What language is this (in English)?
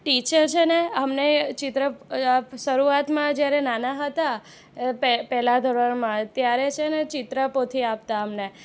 Gujarati